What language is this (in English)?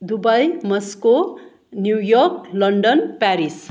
Nepali